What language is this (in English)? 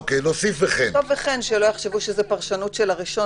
Hebrew